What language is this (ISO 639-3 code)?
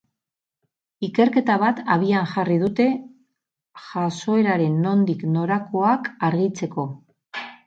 eus